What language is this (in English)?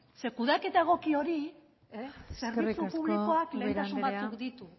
Basque